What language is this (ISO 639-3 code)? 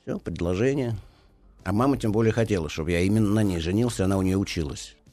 rus